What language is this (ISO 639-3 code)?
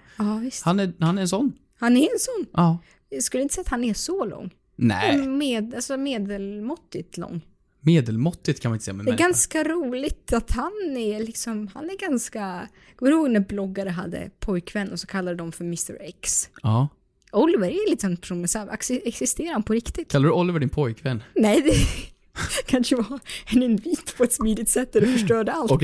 swe